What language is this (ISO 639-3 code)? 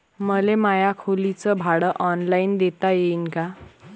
mar